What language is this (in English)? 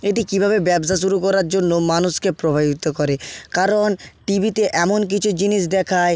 Bangla